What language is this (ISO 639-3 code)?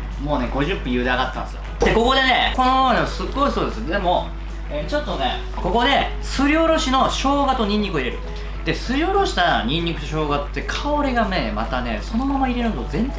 jpn